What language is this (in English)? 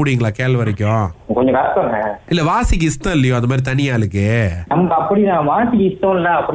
Tamil